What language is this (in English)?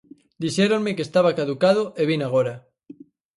Galician